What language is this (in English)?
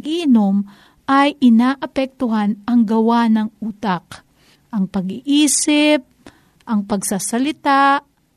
Filipino